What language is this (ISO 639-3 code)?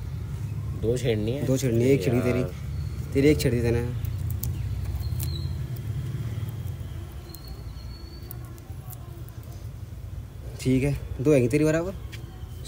hin